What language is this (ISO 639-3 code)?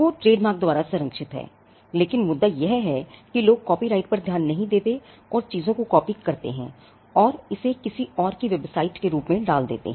hin